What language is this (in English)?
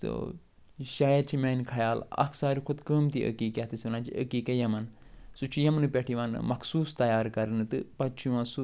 Kashmiri